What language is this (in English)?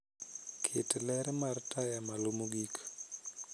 Luo (Kenya and Tanzania)